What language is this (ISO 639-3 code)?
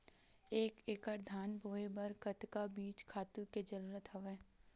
hne